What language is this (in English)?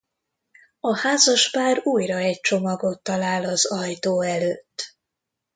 Hungarian